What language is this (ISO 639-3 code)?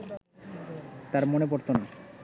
ben